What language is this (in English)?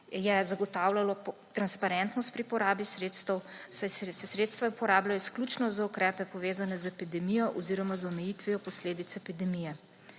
Slovenian